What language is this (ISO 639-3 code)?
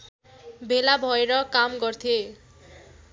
nep